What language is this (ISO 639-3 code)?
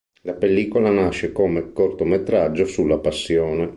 ita